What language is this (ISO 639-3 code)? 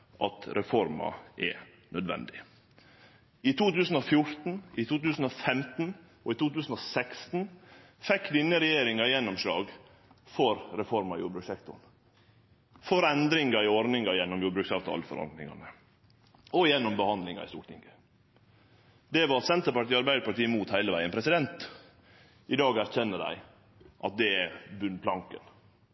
nno